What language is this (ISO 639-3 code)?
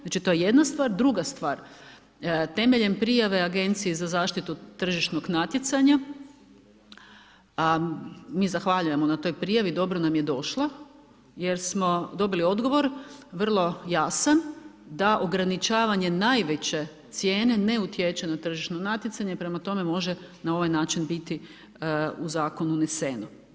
hrv